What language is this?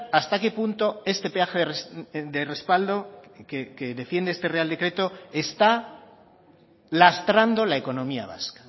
Spanish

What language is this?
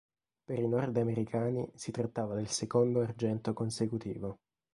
Italian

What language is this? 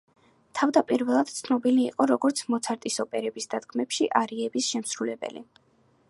Georgian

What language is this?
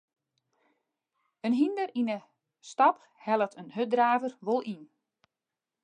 Western Frisian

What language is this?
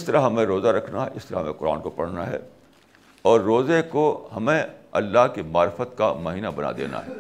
Urdu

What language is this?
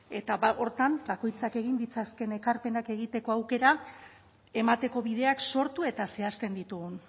Basque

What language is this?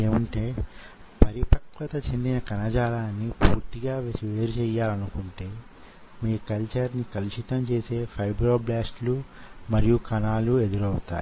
Telugu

